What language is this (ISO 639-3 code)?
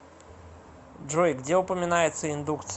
rus